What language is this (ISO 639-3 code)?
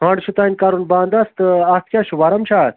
kas